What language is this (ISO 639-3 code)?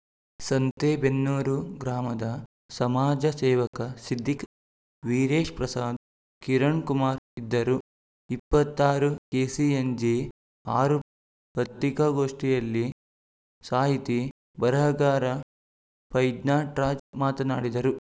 kan